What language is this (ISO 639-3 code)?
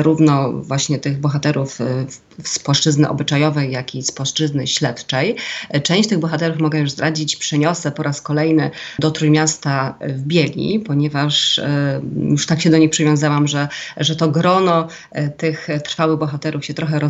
pol